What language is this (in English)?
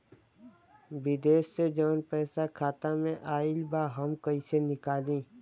Bhojpuri